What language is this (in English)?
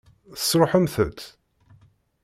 Kabyle